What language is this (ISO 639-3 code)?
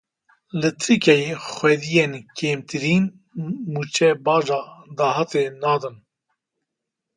kur